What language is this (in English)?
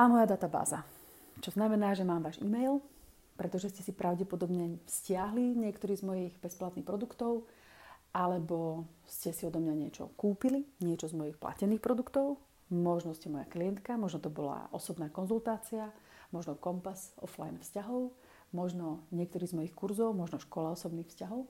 Slovak